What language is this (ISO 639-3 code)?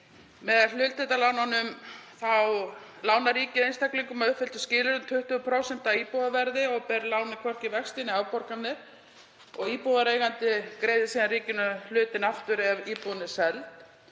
isl